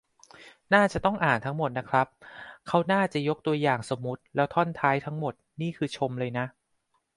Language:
Thai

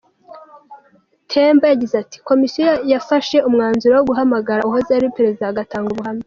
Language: Kinyarwanda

